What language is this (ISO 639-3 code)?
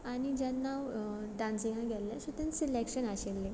kok